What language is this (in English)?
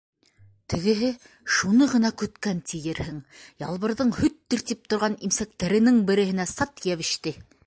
Bashkir